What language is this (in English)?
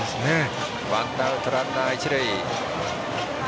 Japanese